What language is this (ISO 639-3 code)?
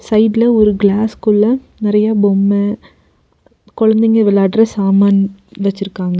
tam